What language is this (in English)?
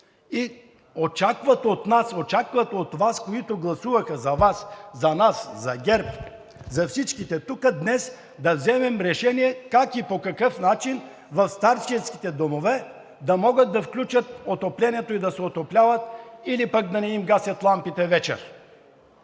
Bulgarian